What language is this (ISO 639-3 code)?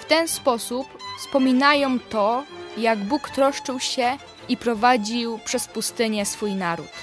pol